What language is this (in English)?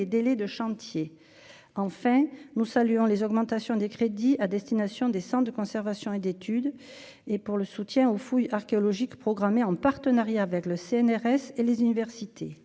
French